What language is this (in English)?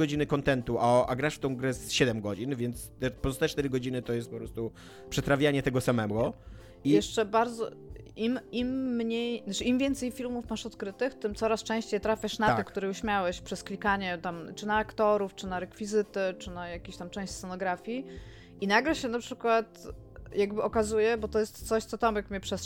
Polish